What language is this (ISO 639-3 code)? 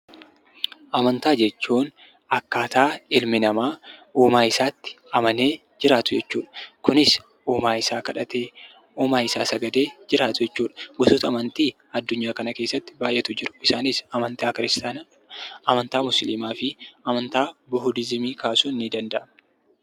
orm